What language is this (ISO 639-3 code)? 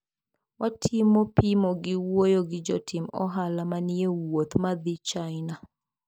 luo